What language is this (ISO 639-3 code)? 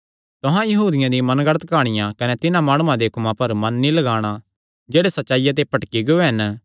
xnr